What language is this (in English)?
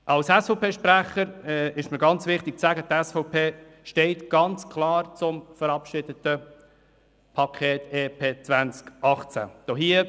Swiss German